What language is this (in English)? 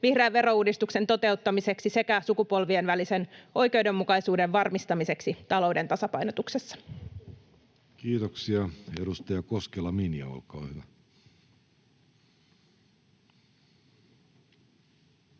Finnish